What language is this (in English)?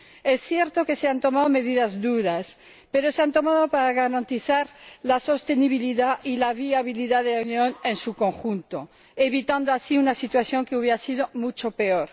Spanish